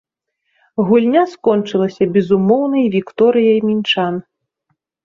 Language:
Belarusian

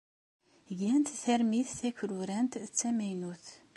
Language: Kabyle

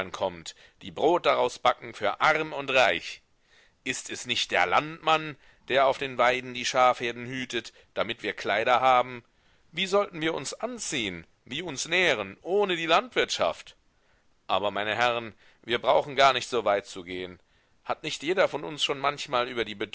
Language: German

